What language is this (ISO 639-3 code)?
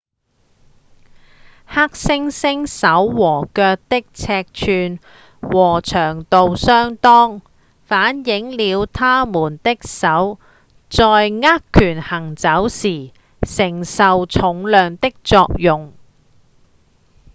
yue